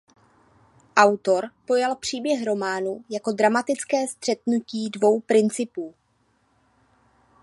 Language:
Czech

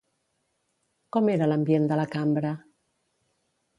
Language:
Catalan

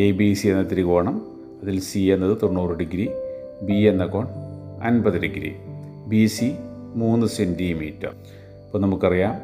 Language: Malayalam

